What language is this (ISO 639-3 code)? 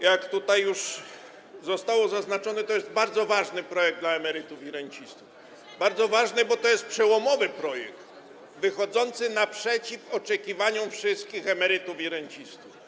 pol